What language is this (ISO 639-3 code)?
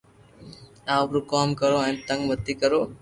lrk